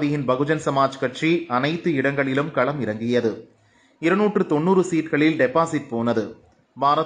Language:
Romanian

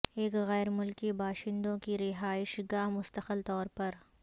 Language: Urdu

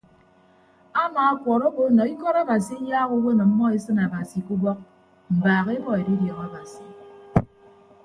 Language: Ibibio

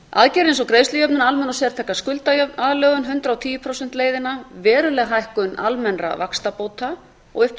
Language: Icelandic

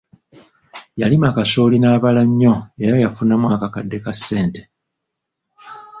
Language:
Ganda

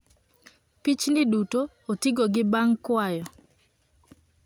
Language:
Luo (Kenya and Tanzania)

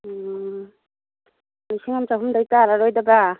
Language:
Manipuri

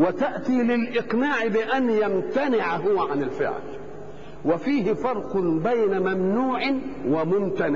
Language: Arabic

